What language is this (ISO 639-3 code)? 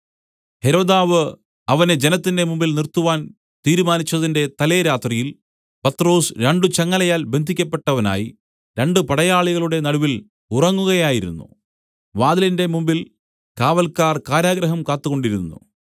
mal